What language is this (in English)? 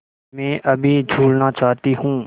Hindi